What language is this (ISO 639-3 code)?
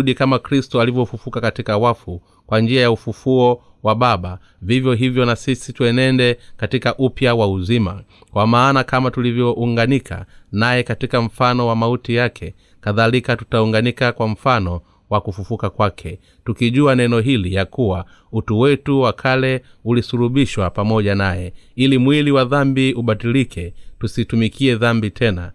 swa